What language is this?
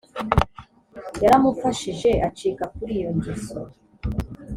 Kinyarwanda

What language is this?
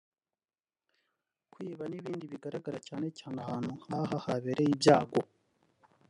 Kinyarwanda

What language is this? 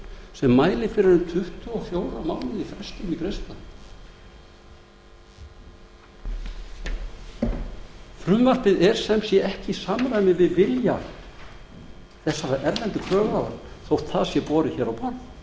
Icelandic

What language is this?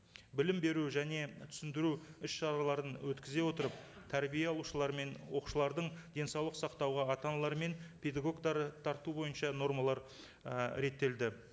Kazakh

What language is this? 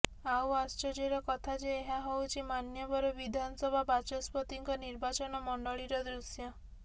Odia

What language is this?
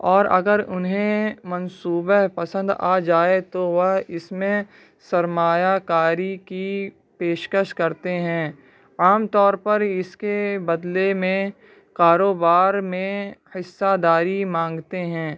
Urdu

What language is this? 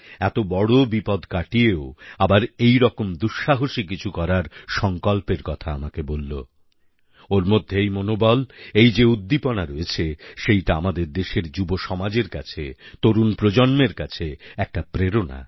Bangla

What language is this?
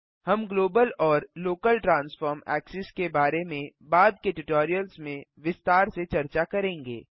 Hindi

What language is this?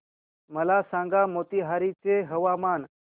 Marathi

